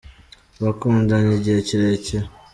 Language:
Kinyarwanda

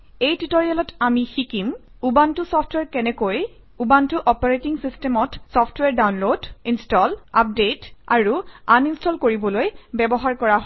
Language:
Assamese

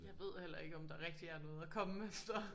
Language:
Danish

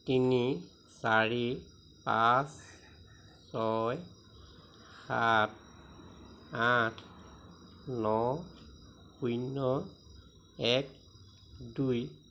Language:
Assamese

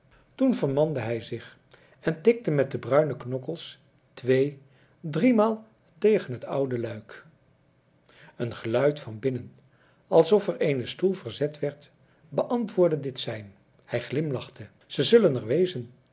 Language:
Dutch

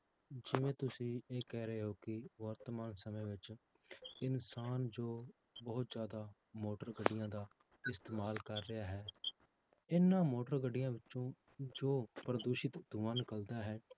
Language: Punjabi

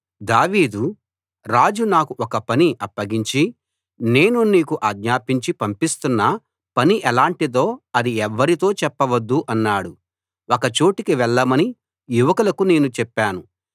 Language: Telugu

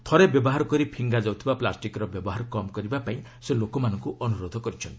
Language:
Odia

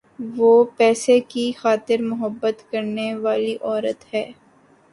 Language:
Urdu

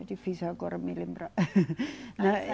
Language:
Portuguese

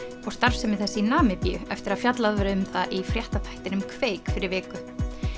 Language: Icelandic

